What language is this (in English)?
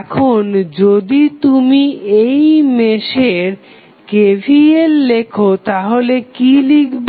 Bangla